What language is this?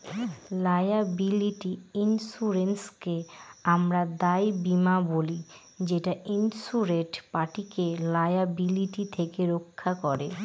Bangla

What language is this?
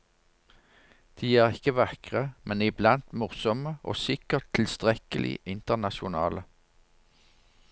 Norwegian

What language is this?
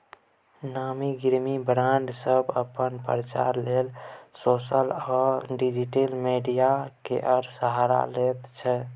Maithili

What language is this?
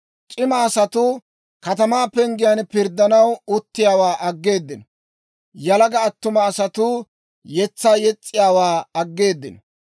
Dawro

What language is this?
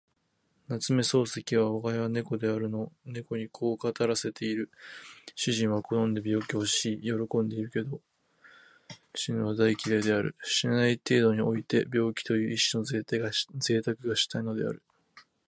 Japanese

